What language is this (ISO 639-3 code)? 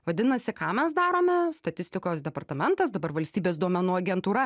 lit